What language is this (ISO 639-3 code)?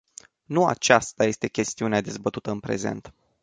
ron